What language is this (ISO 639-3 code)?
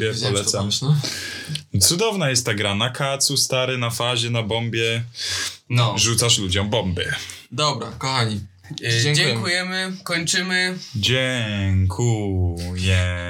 pol